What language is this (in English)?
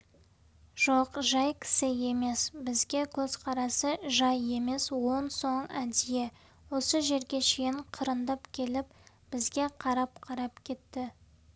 Kazakh